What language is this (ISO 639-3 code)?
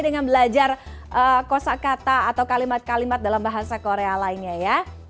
ind